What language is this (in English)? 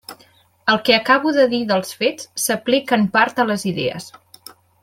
Catalan